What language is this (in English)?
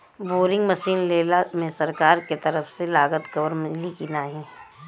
Bhojpuri